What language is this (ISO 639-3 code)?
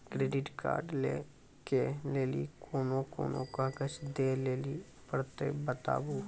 mai